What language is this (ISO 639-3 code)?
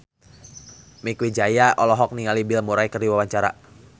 sun